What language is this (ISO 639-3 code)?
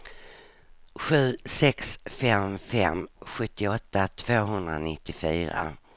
swe